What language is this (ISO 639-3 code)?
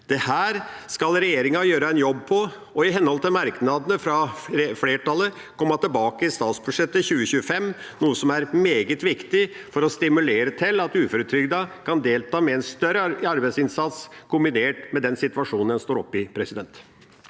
nor